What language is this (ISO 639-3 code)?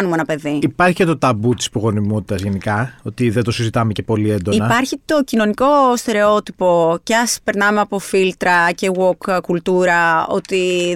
ell